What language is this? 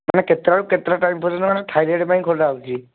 Odia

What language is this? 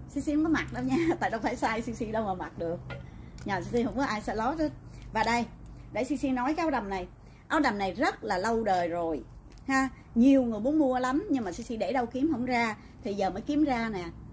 Vietnamese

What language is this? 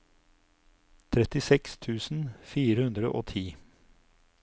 Norwegian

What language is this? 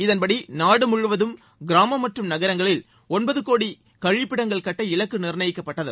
Tamil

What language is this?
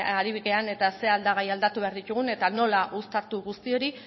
Basque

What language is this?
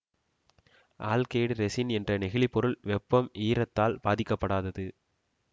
Tamil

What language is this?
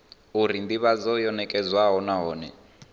Venda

